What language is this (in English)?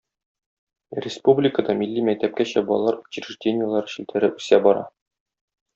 Tatar